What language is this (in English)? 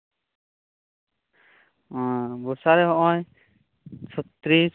Santali